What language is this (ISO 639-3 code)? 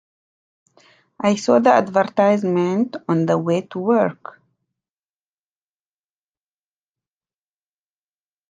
eng